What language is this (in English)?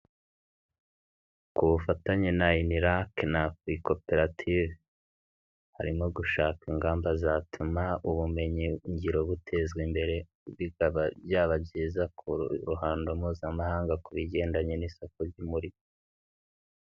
Kinyarwanda